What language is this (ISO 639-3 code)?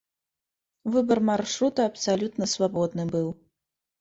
bel